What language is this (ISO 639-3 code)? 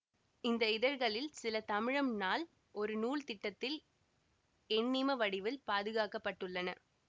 tam